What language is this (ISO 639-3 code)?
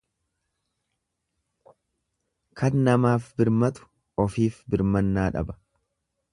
orm